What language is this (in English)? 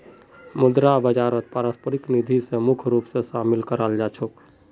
Magahi